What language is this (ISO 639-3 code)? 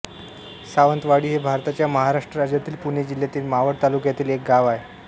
mar